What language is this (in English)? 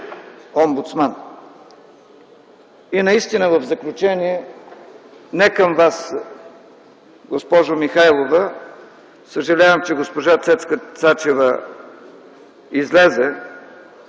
Bulgarian